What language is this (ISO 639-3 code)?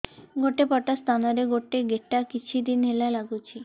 ori